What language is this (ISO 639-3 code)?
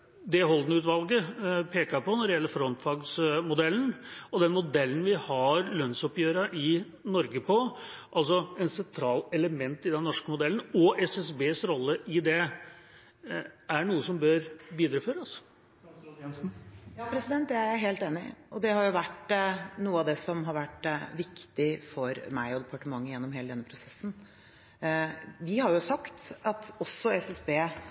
nob